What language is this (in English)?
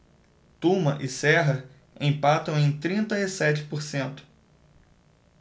Portuguese